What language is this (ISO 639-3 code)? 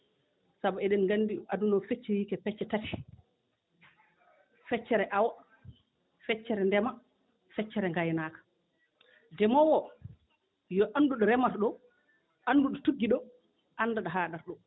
ful